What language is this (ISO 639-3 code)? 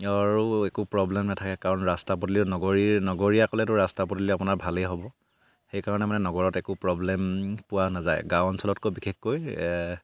asm